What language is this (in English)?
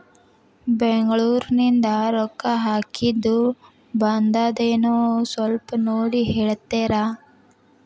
Kannada